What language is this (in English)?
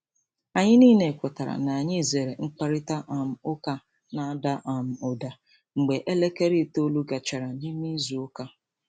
Igbo